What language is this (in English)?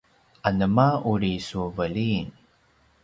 Paiwan